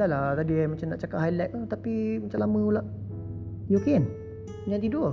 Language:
Malay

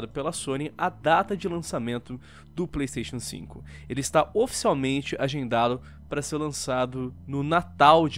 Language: Portuguese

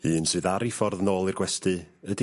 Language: Welsh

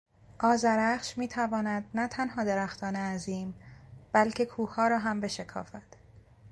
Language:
Persian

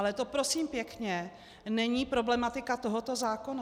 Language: Czech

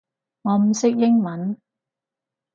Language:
Cantonese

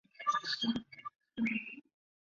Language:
Chinese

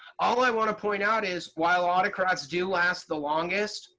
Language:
English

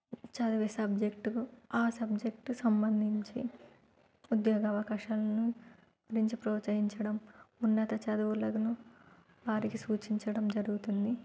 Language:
Telugu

